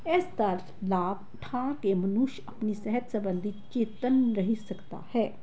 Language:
Punjabi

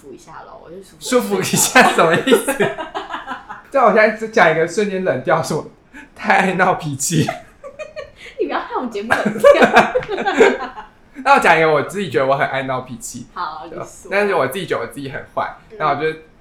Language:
Chinese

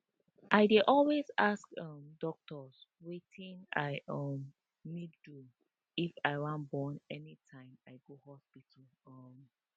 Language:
Nigerian Pidgin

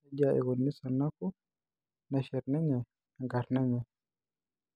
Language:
Masai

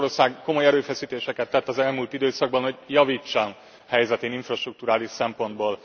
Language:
Hungarian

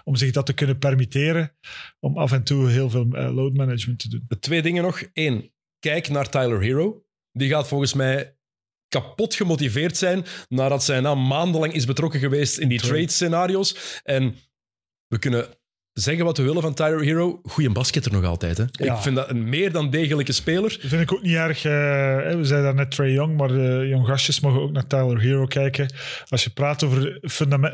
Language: Dutch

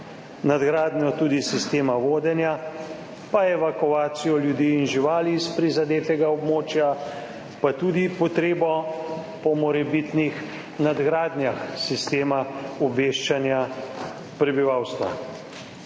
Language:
Slovenian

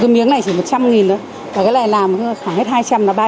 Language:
Vietnamese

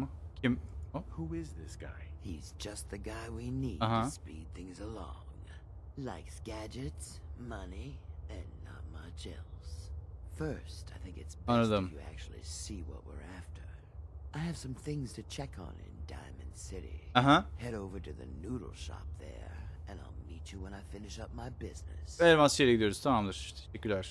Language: Turkish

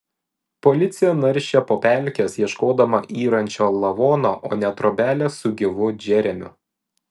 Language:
Lithuanian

